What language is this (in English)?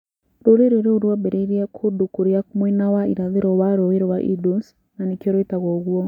Kikuyu